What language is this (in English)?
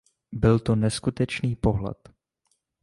Czech